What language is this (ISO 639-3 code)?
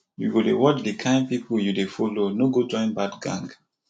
pcm